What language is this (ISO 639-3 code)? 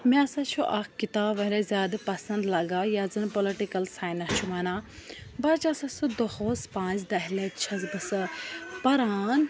kas